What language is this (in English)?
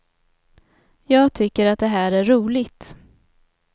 Swedish